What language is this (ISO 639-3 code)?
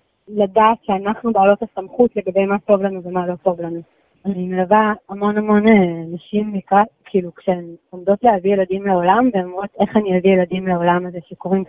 heb